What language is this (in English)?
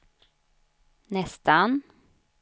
Swedish